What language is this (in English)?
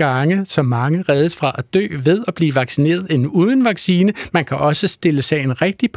Danish